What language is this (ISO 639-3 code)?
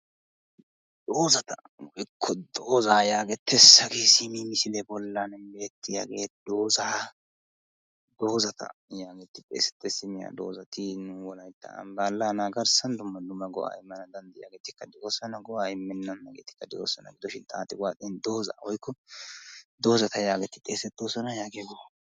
wal